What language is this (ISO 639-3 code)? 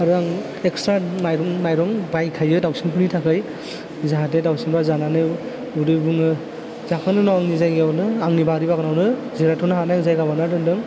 brx